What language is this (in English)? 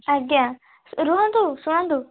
Odia